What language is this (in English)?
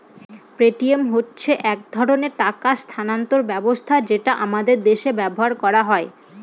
Bangla